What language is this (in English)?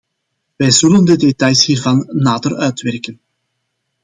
Dutch